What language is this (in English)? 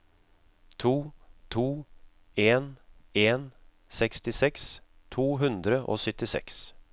Norwegian